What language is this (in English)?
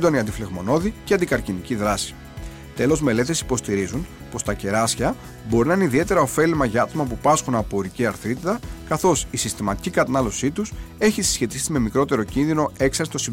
Greek